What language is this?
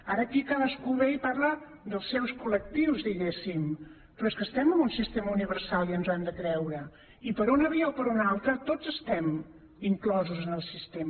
Catalan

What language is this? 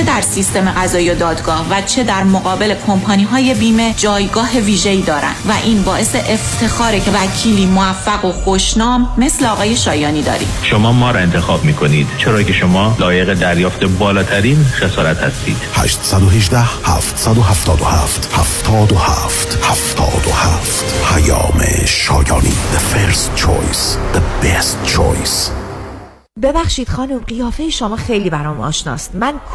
Persian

